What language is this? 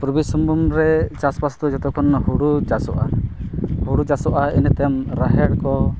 Santali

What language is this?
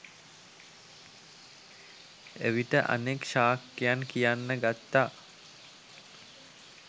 Sinhala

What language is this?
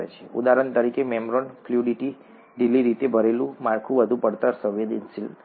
Gujarati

